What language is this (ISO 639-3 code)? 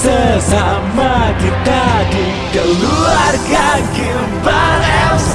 ind